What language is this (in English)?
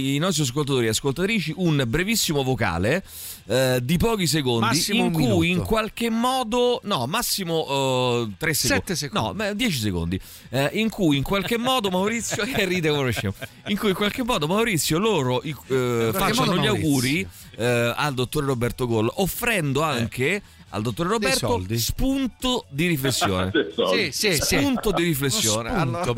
Italian